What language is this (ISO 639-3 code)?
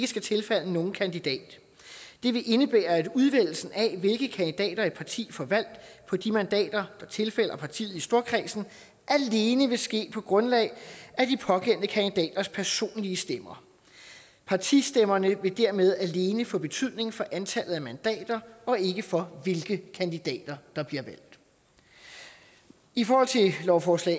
dan